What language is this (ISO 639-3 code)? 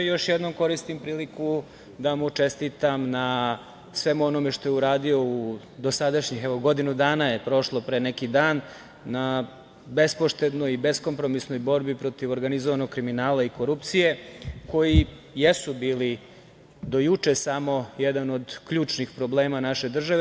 srp